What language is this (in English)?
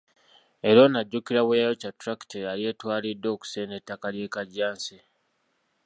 Ganda